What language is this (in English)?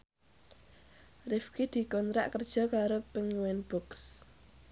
Javanese